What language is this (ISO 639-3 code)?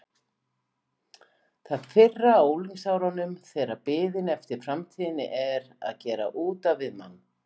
isl